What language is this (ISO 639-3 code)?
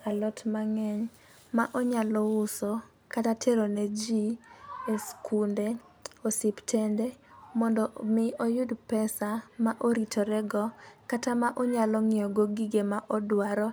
luo